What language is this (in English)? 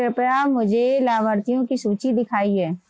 Hindi